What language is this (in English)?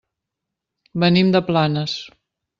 Catalan